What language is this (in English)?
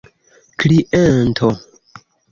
Esperanto